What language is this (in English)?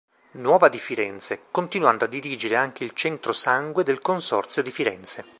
Italian